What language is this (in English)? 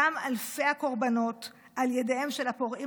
Hebrew